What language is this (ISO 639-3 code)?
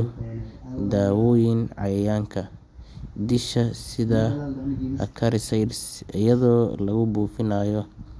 som